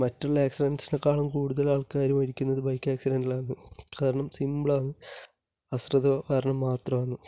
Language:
Malayalam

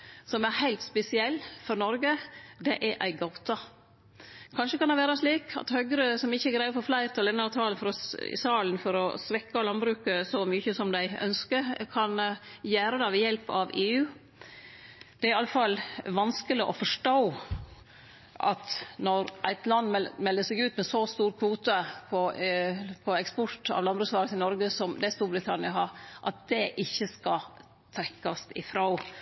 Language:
Norwegian Nynorsk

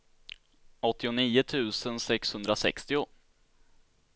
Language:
Swedish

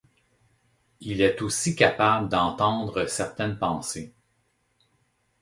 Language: French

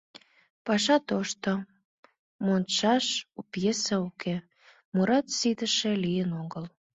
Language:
Mari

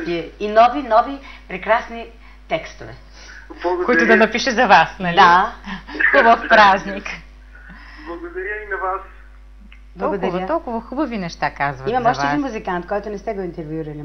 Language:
Bulgarian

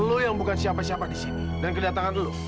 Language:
Indonesian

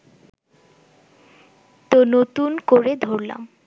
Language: Bangla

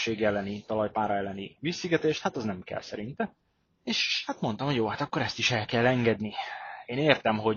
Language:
Hungarian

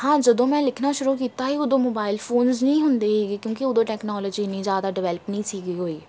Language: Punjabi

